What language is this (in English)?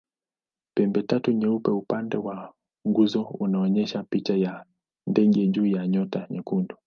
Swahili